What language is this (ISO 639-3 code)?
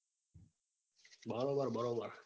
guj